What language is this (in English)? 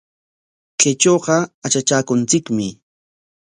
Corongo Ancash Quechua